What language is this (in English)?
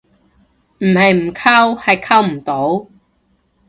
Cantonese